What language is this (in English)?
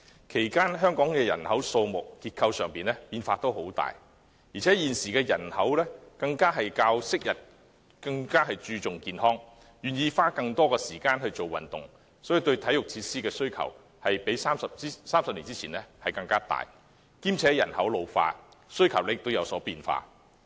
Cantonese